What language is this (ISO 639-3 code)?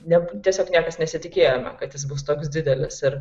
lit